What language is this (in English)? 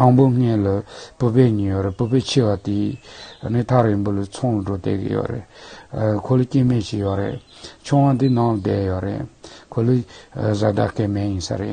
Turkish